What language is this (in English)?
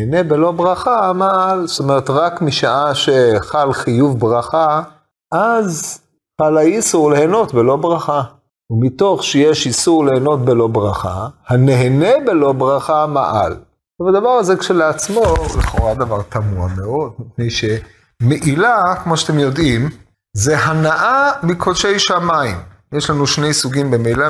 Hebrew